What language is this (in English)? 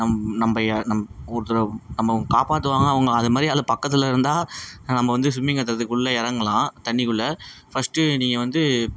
Tamil